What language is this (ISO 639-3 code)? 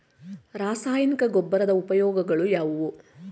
kan